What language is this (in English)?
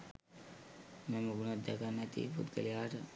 Sinhala